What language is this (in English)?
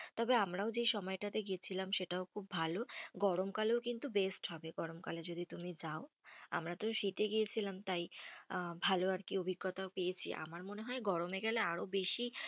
Bangla